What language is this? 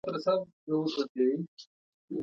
Pashto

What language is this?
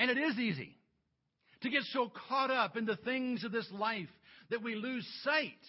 English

